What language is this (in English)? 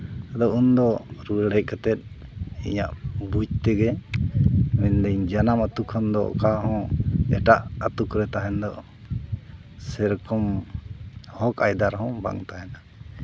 Santali